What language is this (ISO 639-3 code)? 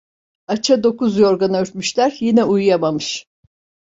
tur